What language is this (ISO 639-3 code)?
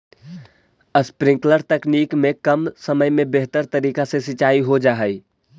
mag